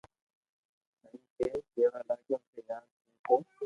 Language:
Loarki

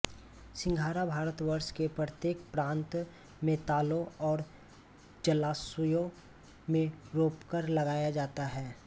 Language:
Hindi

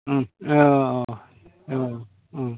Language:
Bodo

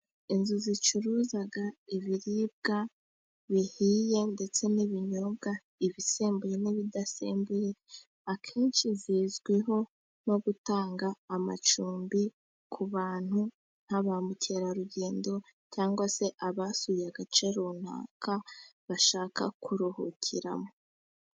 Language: Kinyarwanda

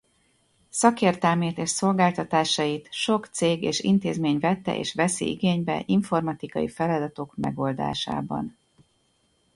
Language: Hungarian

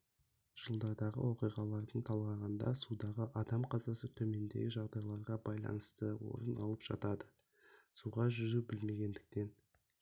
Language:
Kazakh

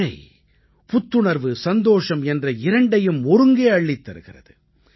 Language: Tamil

